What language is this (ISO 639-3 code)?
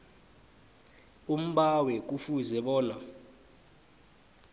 nbl